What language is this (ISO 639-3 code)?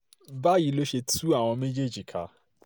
yor